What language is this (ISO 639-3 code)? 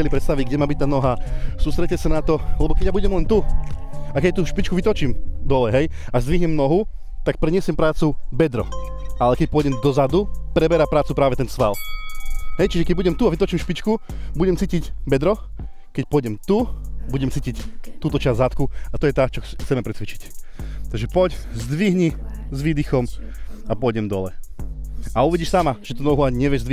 slk